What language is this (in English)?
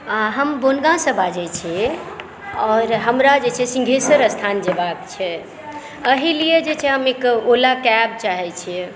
Maithili